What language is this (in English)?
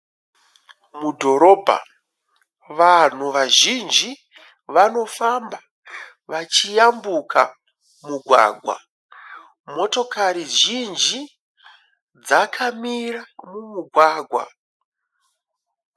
Shona